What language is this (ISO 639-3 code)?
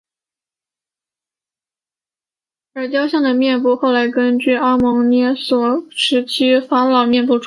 zho